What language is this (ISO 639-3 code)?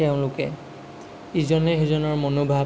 asm